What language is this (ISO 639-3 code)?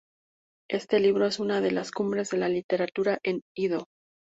spa